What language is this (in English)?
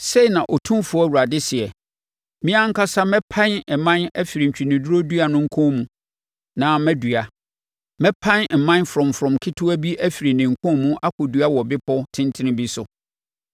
Akan